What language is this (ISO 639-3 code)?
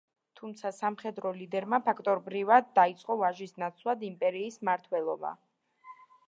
kat